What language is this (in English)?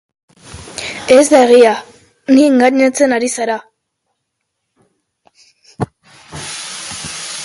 Basque